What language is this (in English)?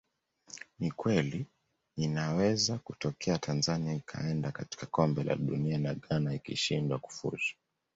Swahili